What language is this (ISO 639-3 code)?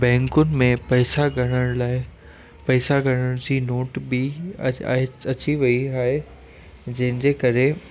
snd